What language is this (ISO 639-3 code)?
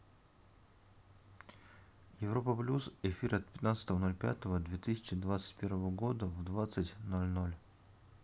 rus